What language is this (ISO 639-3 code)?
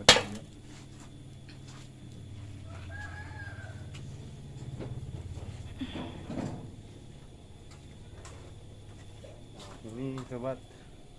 ind